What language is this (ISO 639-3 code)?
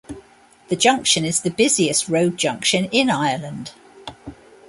eng